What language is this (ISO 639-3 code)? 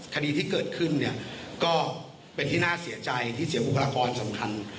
tha